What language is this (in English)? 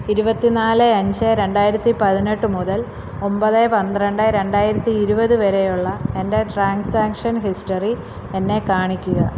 Malayalam